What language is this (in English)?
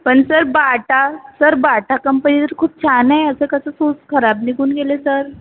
Marathi